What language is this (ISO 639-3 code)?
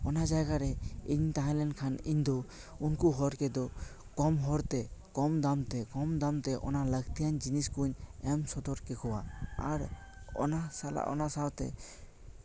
sat